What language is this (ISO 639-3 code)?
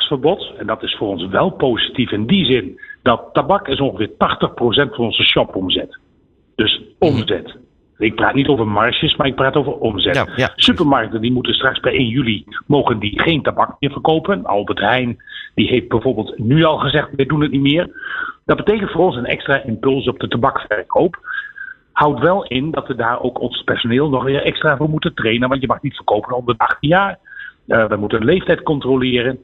nld